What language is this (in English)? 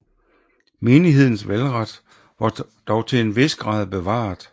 Danish